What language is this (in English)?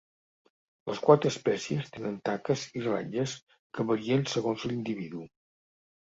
Catalan